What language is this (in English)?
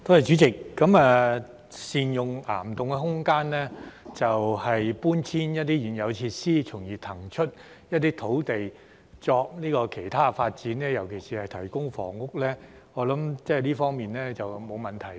Cantonese